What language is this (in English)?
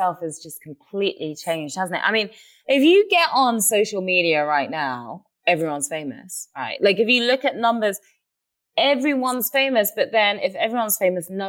English